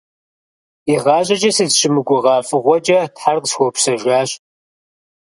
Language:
Kabardian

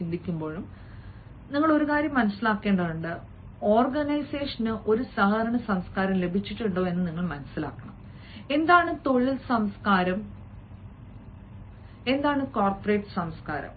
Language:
Malayalam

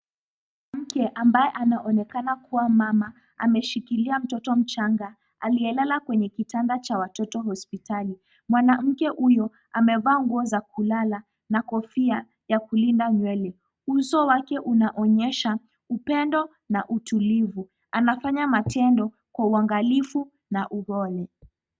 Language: Swahili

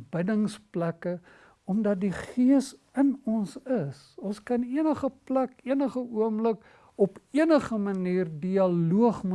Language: Dutch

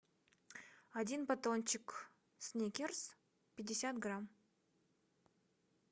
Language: Russian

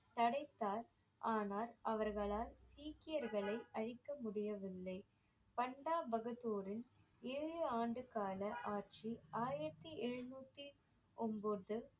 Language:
Tamil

